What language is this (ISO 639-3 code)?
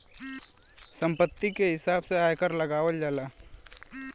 bho